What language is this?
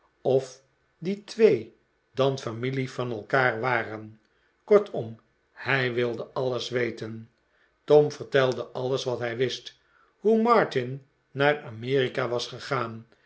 Dutch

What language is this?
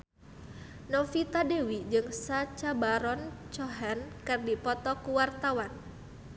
Sundanese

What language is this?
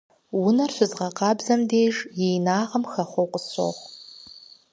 Kabardian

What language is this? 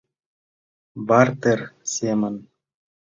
Mari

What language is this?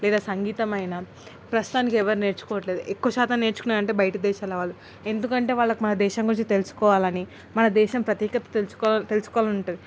Telugu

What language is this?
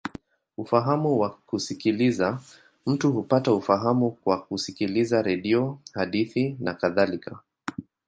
Swahili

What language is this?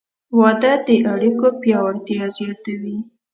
Pashto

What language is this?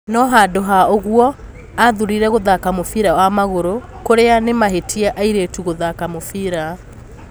Kikuyu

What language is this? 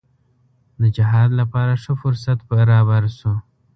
Pashto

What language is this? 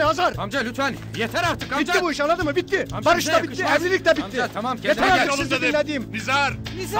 Turkish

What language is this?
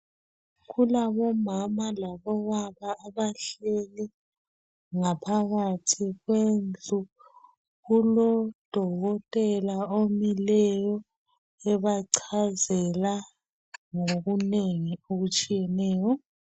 North Ndebele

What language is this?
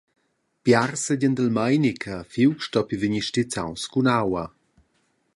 Romansh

